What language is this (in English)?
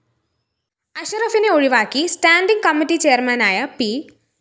Malayalam